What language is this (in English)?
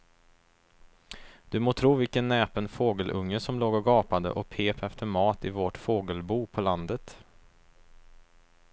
Swedish